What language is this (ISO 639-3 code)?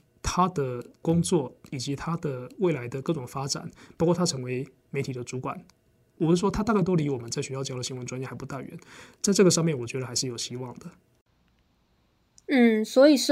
zho